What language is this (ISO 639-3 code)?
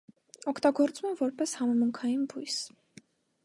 hye